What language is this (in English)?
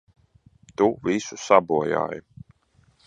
Latvian